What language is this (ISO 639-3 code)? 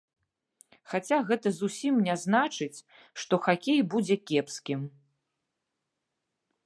bel